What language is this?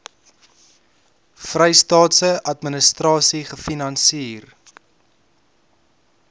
Afrikaans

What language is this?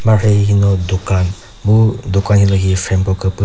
Chokri Naga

